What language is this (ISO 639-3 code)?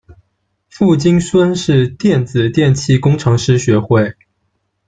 zho